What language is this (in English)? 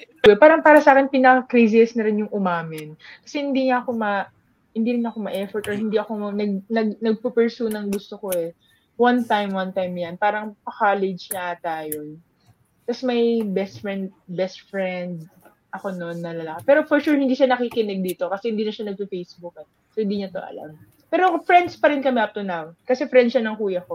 Filipino